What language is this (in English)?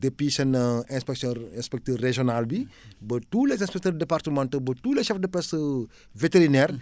Wolof